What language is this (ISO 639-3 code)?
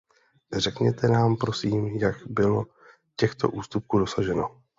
ces